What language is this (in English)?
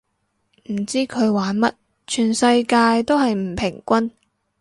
Cantonese